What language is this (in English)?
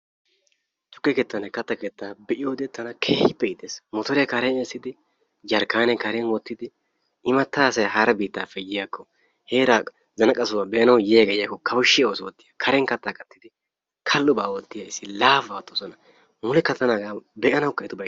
Wolaytta